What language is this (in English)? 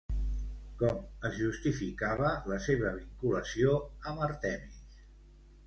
Catalan